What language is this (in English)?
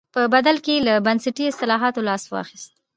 Pashto